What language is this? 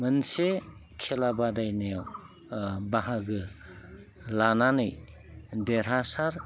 Bodo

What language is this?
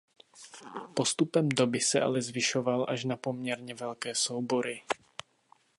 Czech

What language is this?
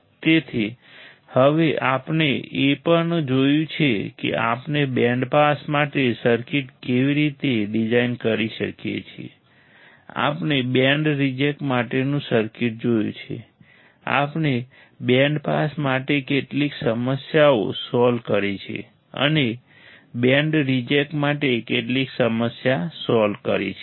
Gujarati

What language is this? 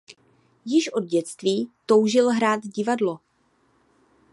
Czech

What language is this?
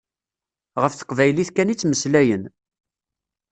Kabyle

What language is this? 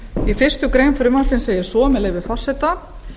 Icelandic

